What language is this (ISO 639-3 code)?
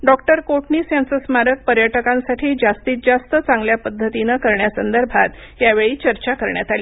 mar